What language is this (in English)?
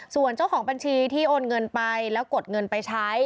Thai